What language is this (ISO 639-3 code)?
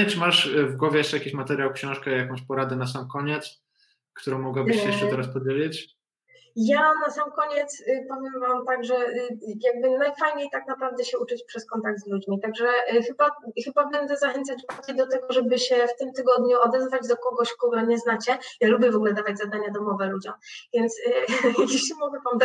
pol